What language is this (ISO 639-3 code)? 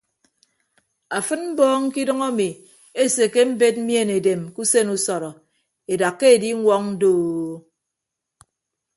ibb